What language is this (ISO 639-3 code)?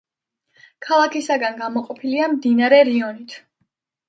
kat